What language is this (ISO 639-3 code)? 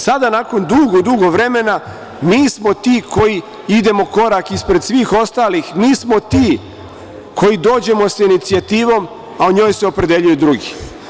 srp